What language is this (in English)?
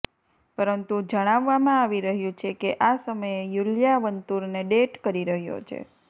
Gujarati